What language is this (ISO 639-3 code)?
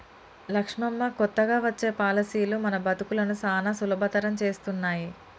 tel